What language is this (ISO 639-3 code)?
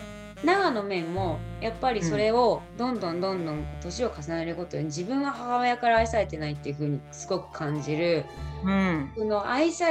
jpn